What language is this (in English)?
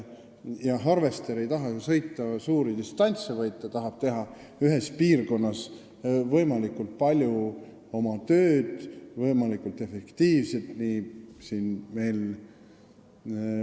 Estonian